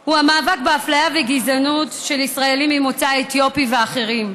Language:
Hebrew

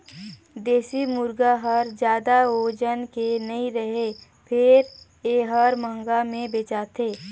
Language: Chhattisgarhi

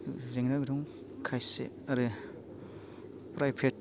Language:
Bodo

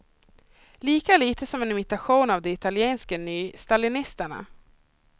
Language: Swedish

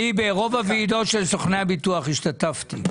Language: Hebrew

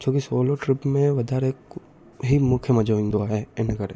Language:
Sindhi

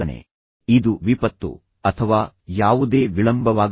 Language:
Kannada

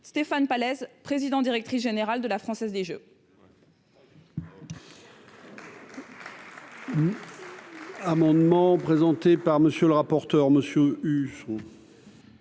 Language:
French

